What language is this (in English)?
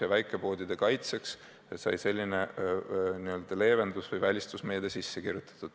Estonian